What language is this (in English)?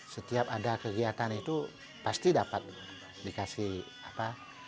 Indonesian